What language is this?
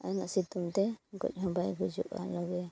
Santali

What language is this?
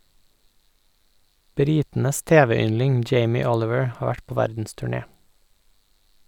Norwegian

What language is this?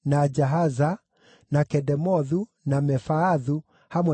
Kikuyu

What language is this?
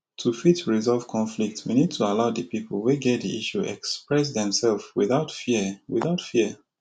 Nigerian Pidgin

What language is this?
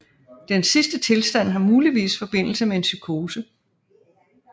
Danish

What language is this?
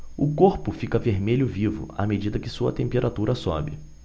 Portuguese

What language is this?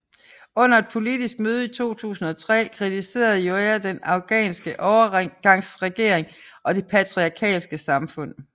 Danish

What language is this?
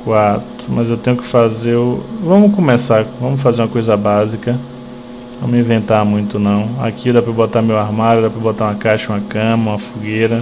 Portuguese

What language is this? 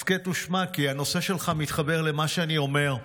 Hebrew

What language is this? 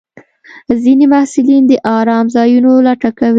Pashto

